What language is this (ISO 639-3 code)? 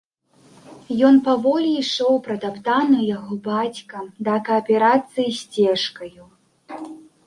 bel